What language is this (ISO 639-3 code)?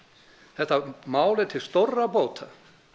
isl